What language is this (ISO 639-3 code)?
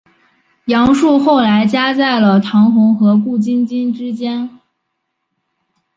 zho